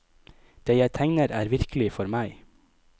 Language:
Norwegian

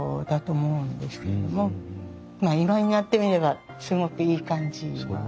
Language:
Japanese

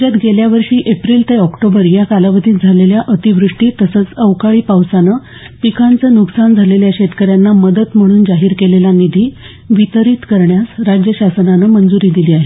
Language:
Marathi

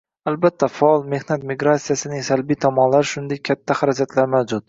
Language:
Uzbek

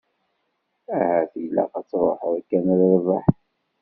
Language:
Kabyle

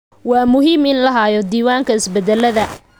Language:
Somali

